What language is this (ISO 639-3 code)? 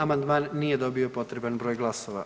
hrv